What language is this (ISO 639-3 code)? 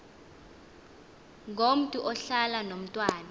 xho